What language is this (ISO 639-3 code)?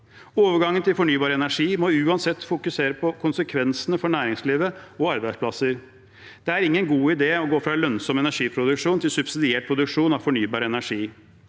nor